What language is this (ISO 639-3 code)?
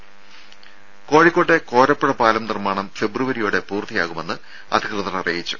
mal